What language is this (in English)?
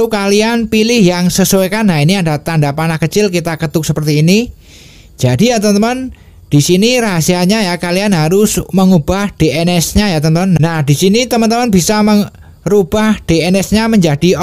Indonesian